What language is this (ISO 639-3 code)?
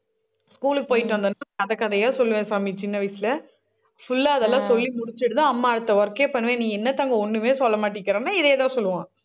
tam